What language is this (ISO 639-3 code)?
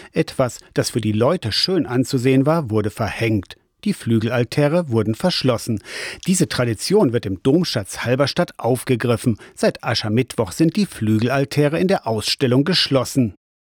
deu